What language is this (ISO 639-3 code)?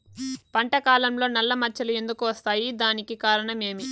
tel